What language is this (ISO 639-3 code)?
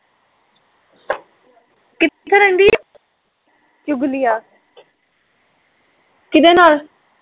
pan